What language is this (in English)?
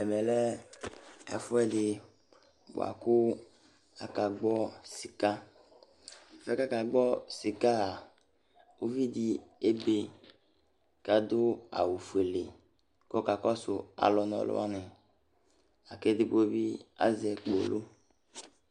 Ikposo